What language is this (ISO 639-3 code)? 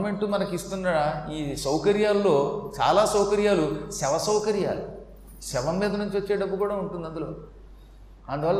tel